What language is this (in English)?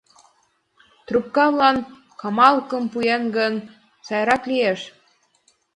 Mari